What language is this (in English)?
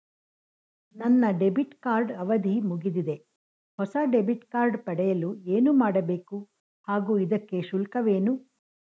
Kannada